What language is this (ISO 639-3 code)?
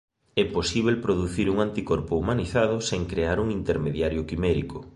glg